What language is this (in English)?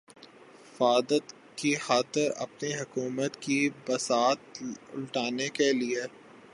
Urdu